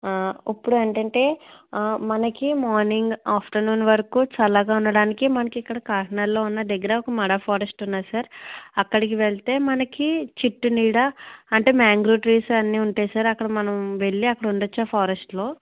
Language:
Telugu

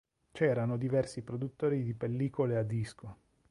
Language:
Italian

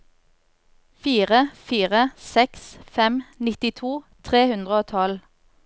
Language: Norwegian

